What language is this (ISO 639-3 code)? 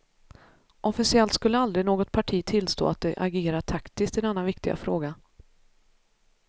swe